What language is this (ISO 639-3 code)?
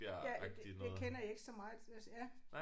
dan